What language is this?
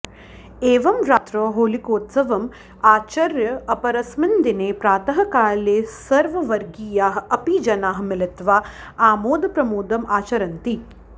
Sanskrit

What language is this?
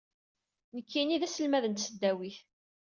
Kabyle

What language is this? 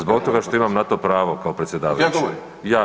Croatian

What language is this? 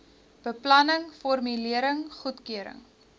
Afrikaans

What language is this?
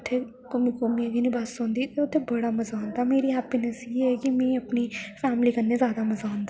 Dogri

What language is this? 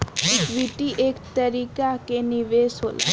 Bhojpuri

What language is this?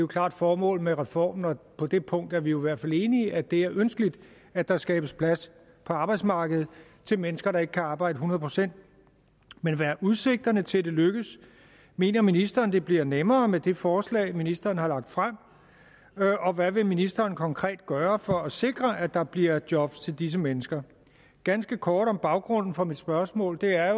Danish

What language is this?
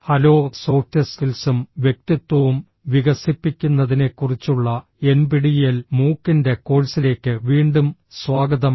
Malayalam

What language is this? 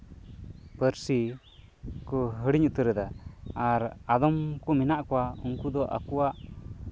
Santali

